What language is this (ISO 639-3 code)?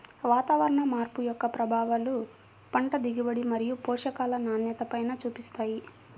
tel